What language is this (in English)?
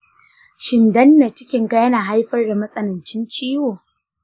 Hausa